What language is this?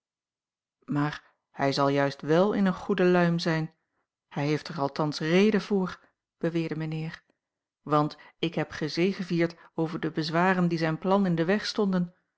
Dutch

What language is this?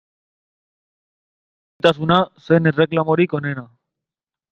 Basque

